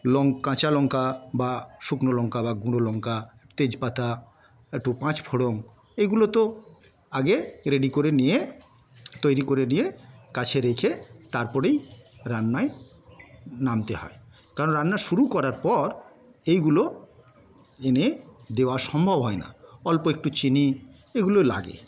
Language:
Bangla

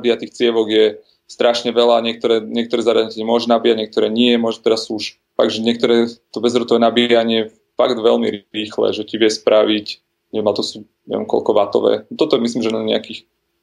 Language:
Slovak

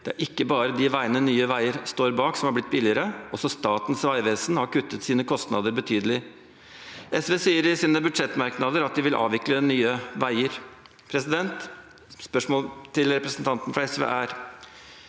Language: Norwegian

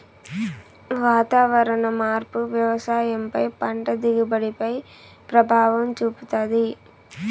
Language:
Telugu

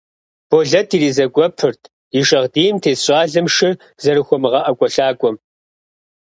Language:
Kabardian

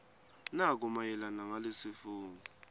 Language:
Swati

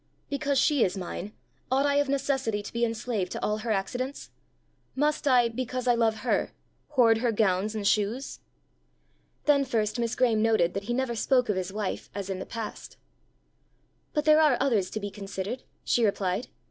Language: English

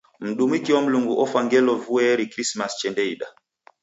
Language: Taita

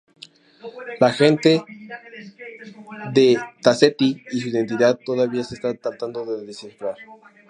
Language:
Spanish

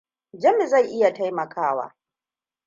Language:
Hausa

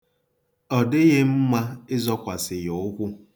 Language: Igbo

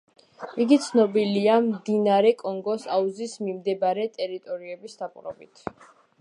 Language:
Georgian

